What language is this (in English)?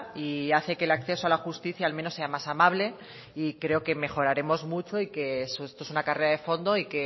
Spanish